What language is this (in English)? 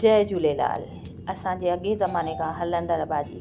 Sindhi